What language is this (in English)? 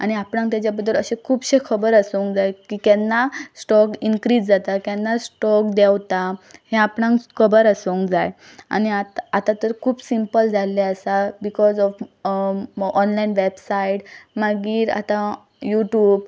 Konkani